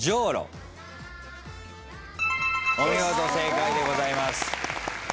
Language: Japanese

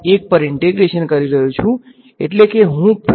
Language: Gujarati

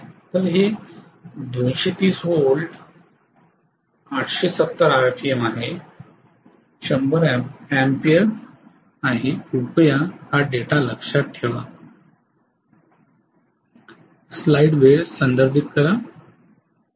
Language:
Marathi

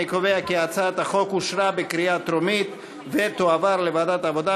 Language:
Hebrew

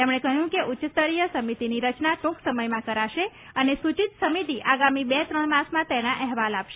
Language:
Gujarati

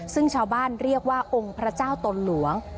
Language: Thai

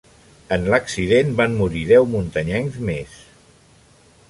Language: Catalan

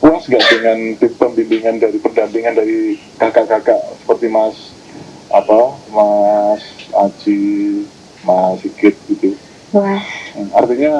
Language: Indonesian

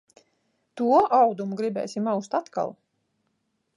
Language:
Latvian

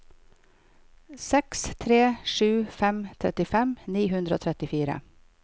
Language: Norwegian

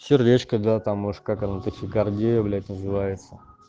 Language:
Russian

